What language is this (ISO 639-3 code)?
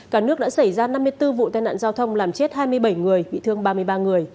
vie